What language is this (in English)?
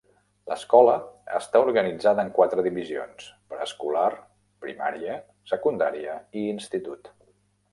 Catalan